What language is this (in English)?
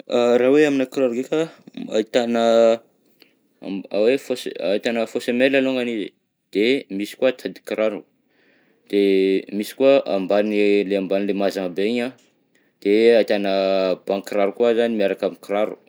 Southern Betsimisaraka Malagasy